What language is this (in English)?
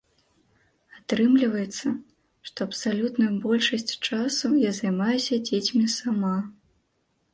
Belarusian